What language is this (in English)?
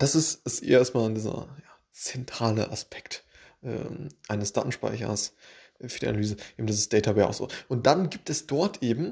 German